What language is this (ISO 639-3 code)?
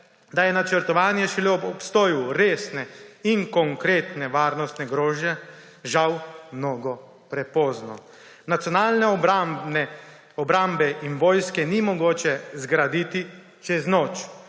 slv